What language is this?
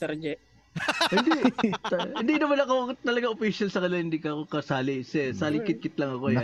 Filipino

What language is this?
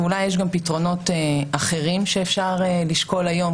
Hebrew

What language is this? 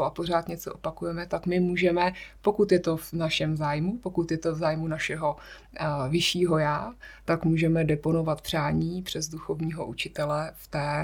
Czech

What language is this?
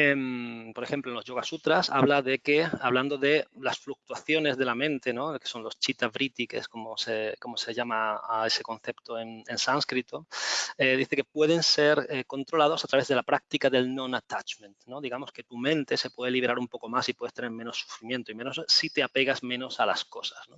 Spanish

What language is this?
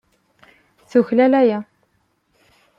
Kabyle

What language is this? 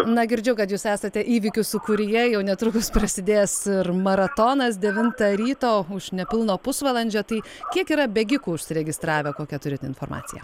Lithuanian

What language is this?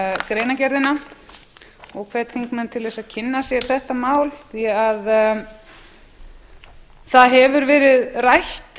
Icelandic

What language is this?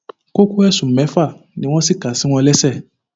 Yoruba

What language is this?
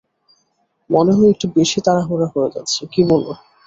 Bangla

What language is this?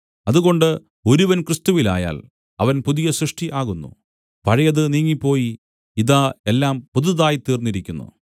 Malayalam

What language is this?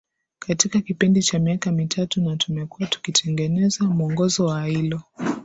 Swahili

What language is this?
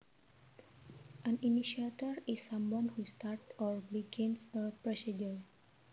Javanese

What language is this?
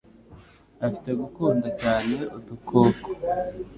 Kinyarwanda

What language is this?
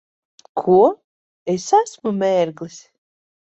Latvian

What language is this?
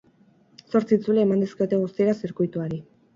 Basque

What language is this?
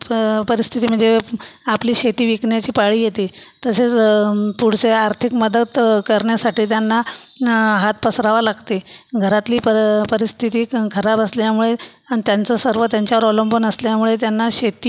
Marathi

